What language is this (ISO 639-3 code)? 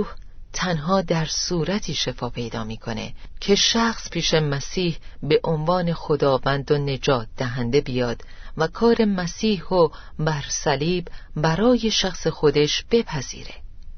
fas